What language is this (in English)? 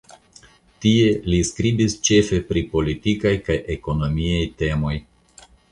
Esperanto